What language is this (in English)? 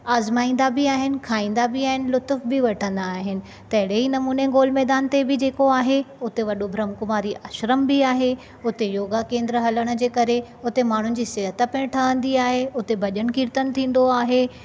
Sindhi